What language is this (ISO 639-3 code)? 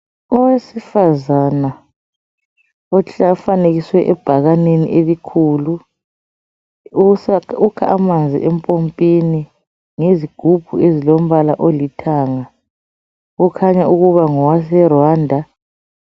nde